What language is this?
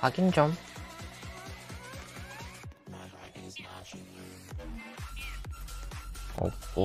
Korean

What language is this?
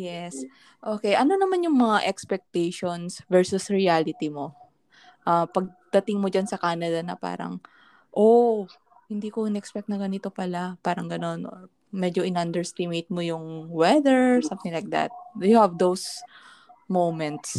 Filipino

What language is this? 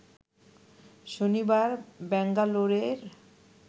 Bangla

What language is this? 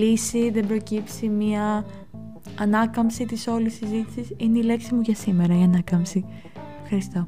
Greek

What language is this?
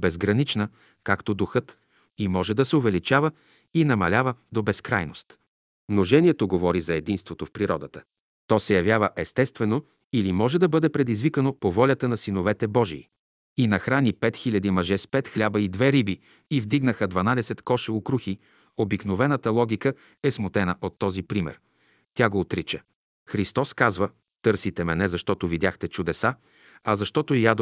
Bulgarian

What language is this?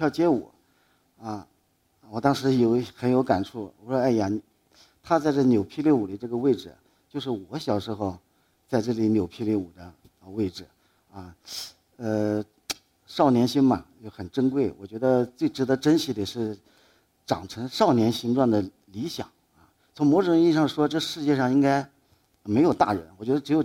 Chinese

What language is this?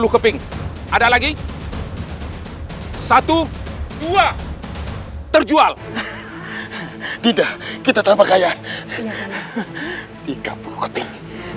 Indonesian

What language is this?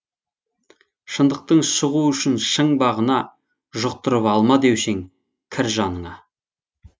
Kazakh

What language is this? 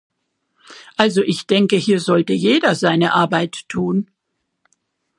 German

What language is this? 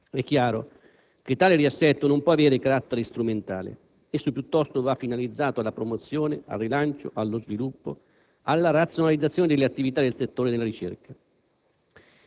Italian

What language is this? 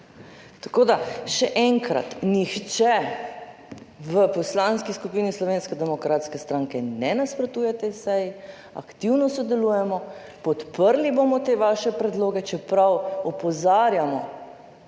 Slovenian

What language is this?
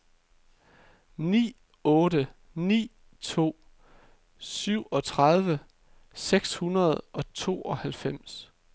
Danish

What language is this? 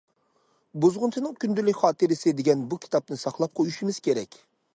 Uyghur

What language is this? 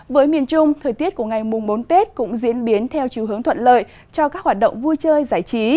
Vietnamese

